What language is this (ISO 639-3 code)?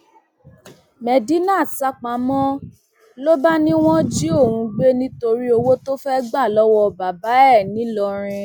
yor